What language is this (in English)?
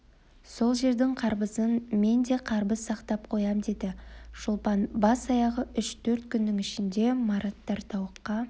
Kazakh